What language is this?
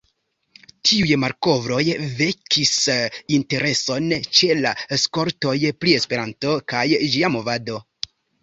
Esperanto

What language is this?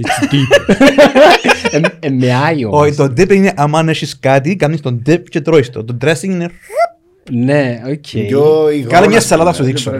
Greek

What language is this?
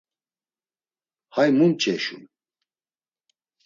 Laz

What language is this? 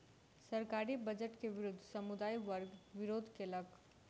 Maithili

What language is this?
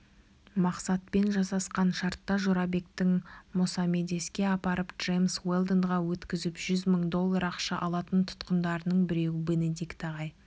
Kazakh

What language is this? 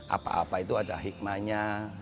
Indonesian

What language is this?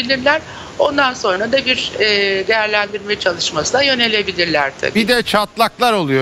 Turkish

